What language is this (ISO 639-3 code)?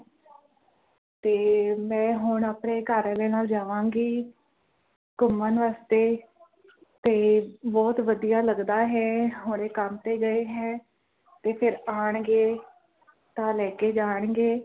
pan